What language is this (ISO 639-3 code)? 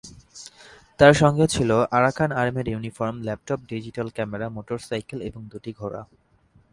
ben